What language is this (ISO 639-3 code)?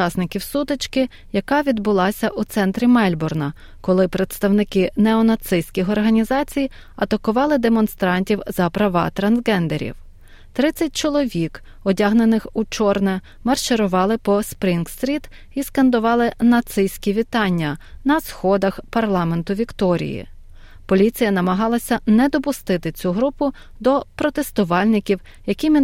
ukr